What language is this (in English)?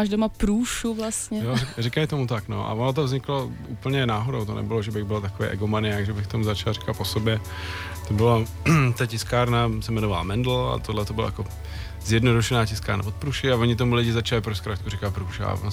Czech